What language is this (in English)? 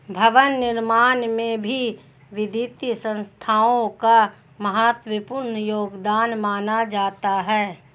Hindi